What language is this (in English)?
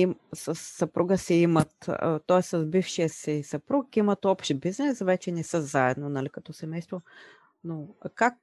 Bulgarian